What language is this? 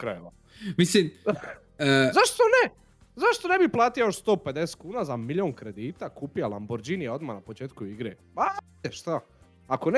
Croatian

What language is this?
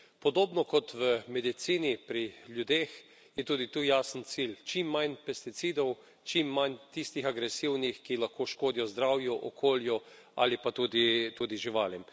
Slovenian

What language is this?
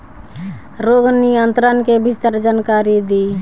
Bhojpuri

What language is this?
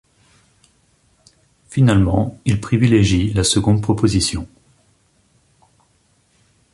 French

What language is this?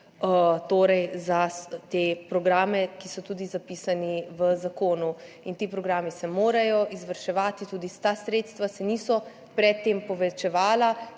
Slovenian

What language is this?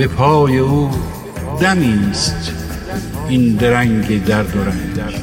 Persian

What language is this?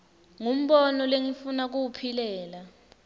Swati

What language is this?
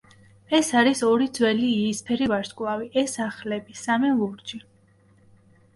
Georgian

